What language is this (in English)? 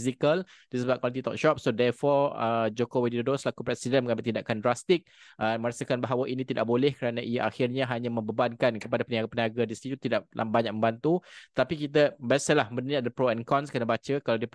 Malay